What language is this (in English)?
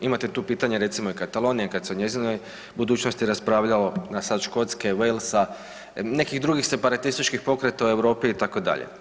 Croatian